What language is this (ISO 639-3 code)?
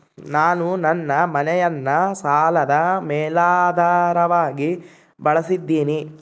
kan